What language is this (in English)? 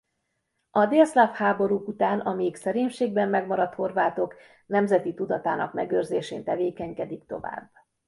Hungarian